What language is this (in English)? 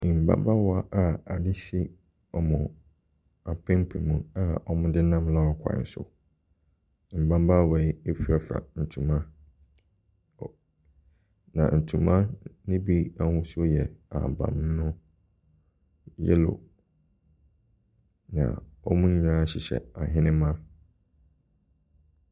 Akan